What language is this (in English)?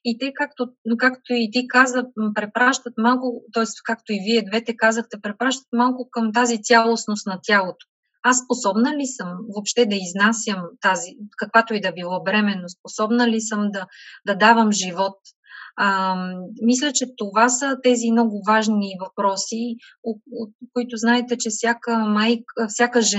Bulgarian